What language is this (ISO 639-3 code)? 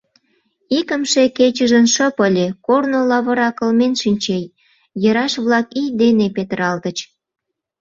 chm